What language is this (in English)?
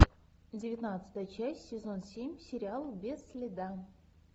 Russian